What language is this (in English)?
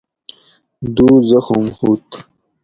Gawri